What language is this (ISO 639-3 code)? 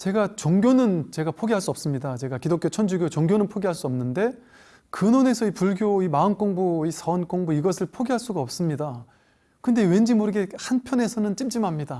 kor